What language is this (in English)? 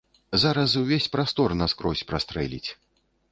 Belarusian